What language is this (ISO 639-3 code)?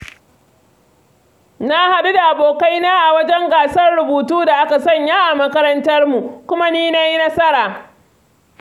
hau